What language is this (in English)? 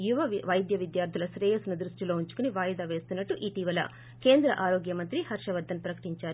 Telugu